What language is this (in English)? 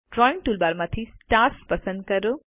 Gujarati